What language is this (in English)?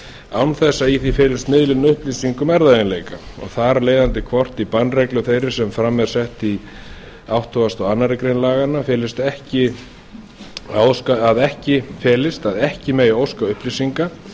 Icelandic